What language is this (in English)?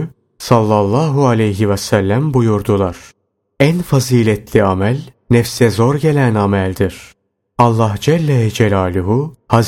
Turkish